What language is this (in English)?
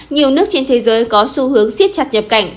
Vietnamese